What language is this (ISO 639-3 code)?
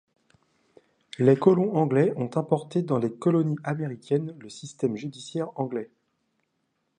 fra